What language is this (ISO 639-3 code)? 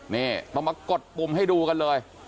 tha